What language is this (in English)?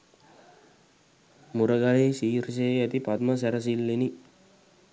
Sinhala